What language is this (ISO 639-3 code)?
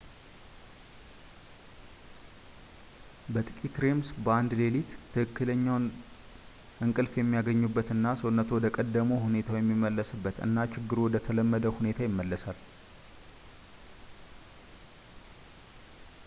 amh